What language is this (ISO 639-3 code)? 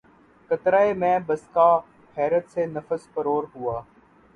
urd